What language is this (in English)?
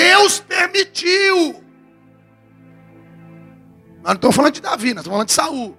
Portuguese